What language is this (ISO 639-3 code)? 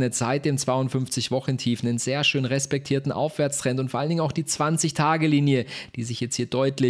deu